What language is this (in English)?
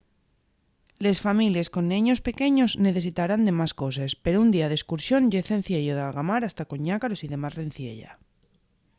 Asturian